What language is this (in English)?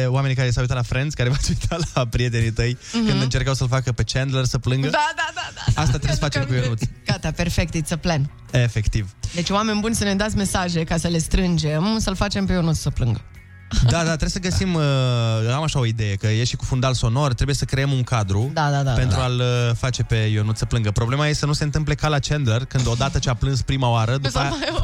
Romanian